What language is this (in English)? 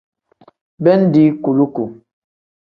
Tem